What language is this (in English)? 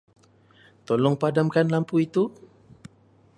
Malay